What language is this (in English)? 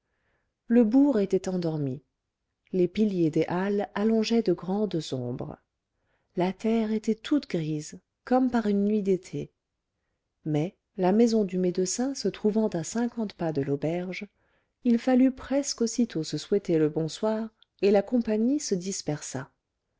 French